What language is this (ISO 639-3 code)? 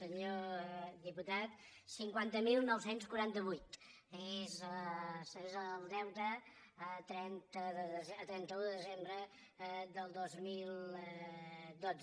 cat